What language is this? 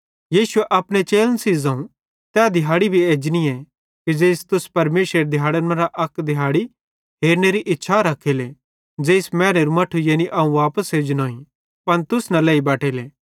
Bhadrawahi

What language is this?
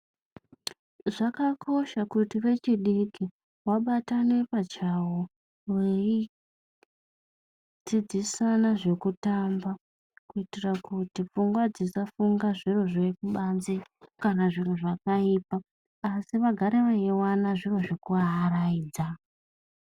Ndau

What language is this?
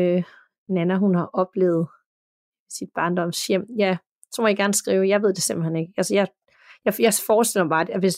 Danish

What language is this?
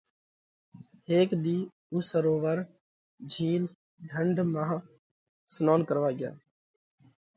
Parkari Koli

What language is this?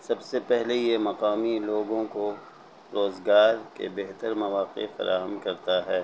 Urdu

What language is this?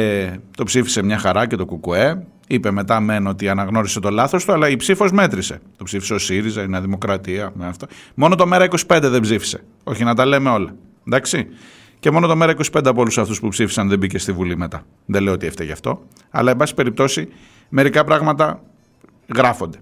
Greek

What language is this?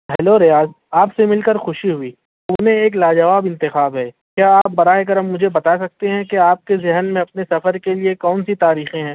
Urdu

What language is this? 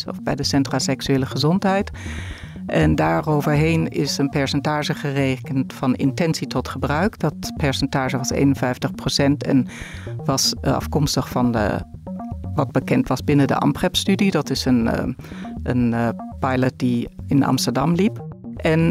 Dutch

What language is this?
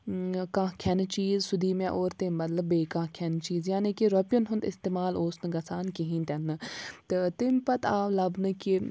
Kashmiri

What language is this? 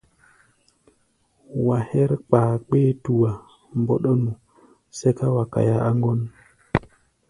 Gbaya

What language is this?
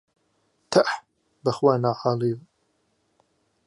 Central Kurdish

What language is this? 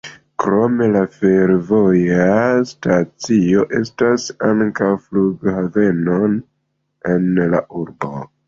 Esperanto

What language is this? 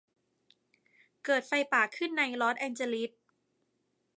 Thai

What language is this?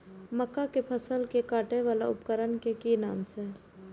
Maithili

